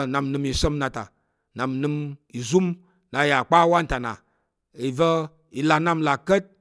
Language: Tarok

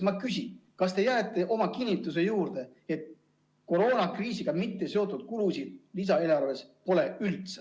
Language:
Estonian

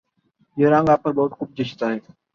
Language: Urdu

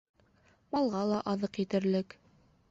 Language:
Bashkir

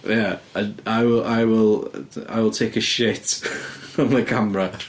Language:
Welsh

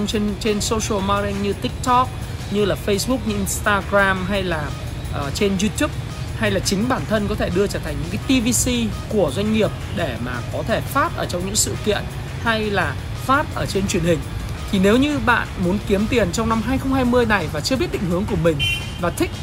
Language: Vietnamese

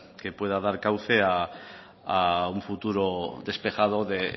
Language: Spanish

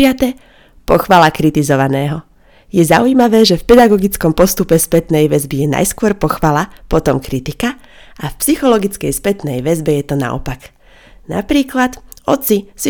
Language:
Slovak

